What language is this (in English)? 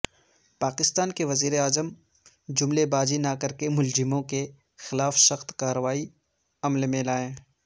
Urdu